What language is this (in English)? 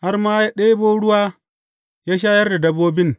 Hausa